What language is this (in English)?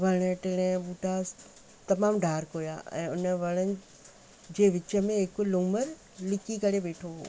Sindhi